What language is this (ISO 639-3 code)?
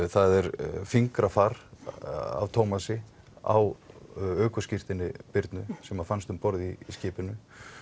isl